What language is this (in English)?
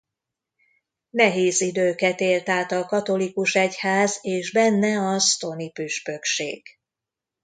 Hungarian